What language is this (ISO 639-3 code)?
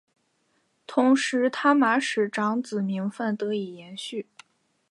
zho